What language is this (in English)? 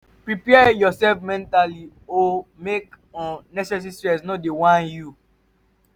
Nigerian Pidgin